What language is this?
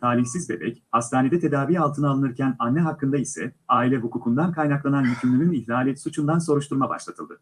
Turkish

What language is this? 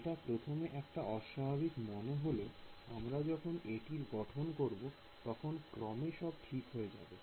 Bangla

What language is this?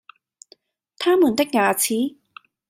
Cantonese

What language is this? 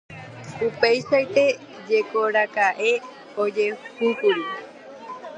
Guarani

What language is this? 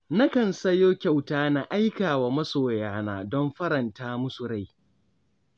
Hausa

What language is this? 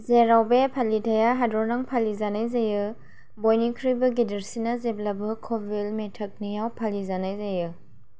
Bodo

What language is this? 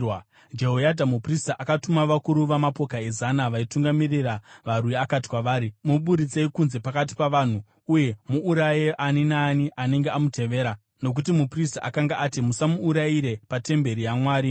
Shona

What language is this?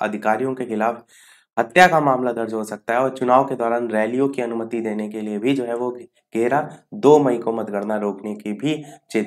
Hindi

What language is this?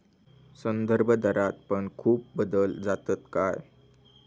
Marathi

